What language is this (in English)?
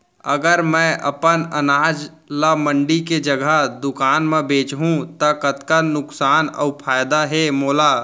Chhattisgarhi